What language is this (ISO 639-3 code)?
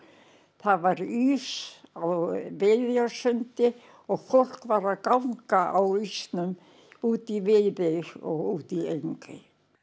isl